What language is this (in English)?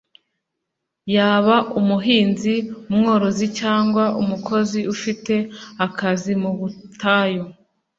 Kinyarwanda